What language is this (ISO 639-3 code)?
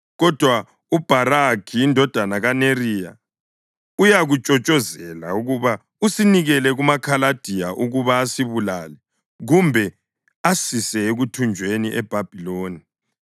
nde